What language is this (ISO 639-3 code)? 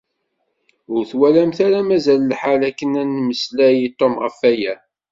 kab